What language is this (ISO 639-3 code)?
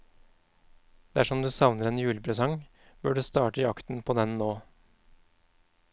nor